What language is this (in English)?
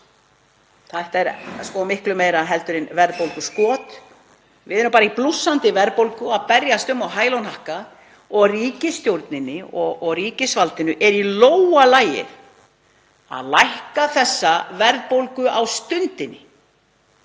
Icelandic